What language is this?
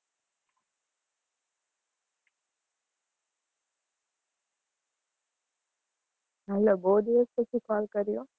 Gujarati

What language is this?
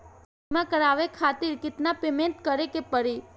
Bhojpuri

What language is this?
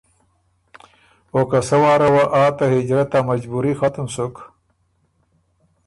Ormuri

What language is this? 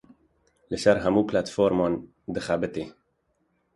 Kurdish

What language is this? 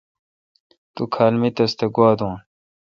Kalkoti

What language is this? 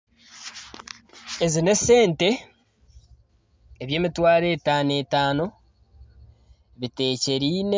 Nyankole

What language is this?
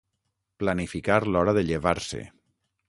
Catalan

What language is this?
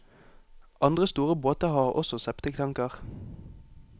Norwegian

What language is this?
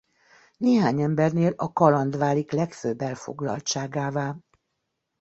Hungarian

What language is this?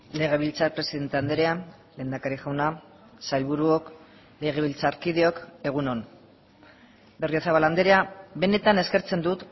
Basque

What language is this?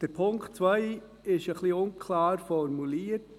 Swiss German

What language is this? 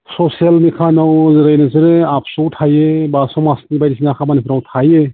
Bodo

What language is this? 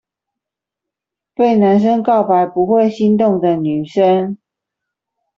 Chinese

